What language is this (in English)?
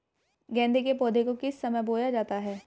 Hindi